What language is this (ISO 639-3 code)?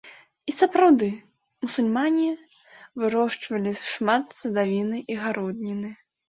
bel